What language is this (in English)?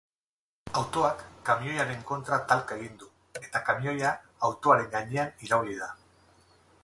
Basque